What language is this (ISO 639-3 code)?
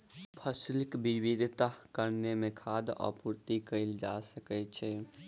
mai